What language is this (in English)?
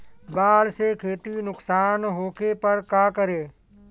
Bhojpuri